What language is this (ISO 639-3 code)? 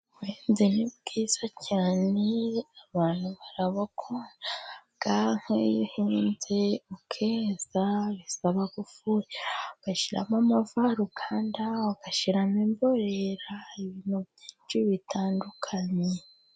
kin